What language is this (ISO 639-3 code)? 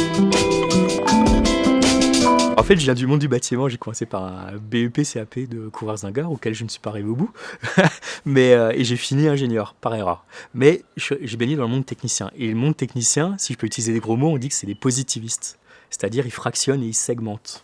fra